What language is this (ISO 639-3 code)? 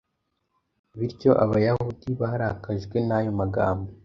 kin